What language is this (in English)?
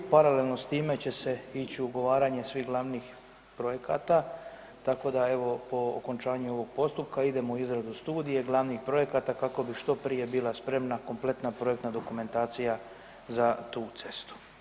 Croatian